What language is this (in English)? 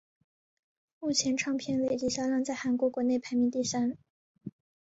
Chinese